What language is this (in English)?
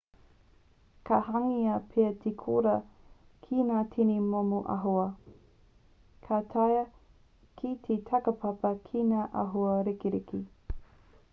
Māori